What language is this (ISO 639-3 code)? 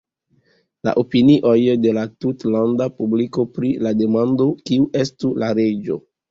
epo